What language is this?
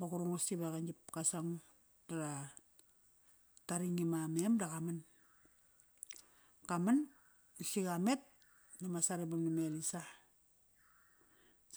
Kairak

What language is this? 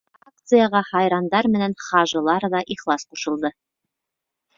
Bashkir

